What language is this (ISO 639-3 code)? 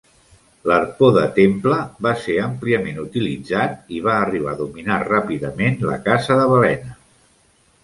cat